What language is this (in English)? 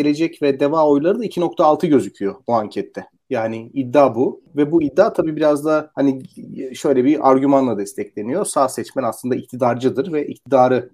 Turkish